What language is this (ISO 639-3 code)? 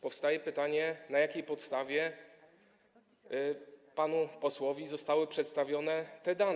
pol